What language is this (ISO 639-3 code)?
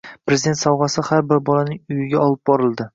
uzb